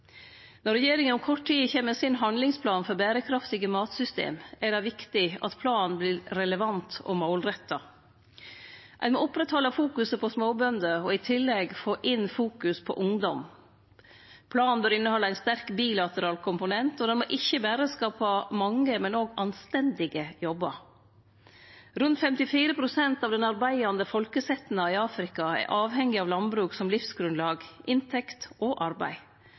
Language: Norwegian Nynorsk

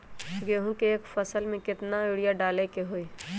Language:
Magahi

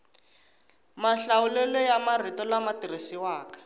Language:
Tsonga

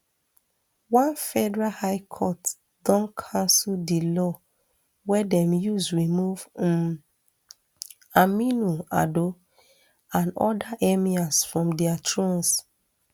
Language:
Nigerian Pidgin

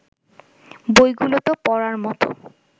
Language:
Bangla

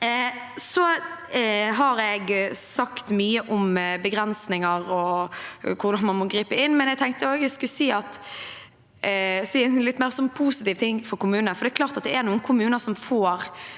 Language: Norwegian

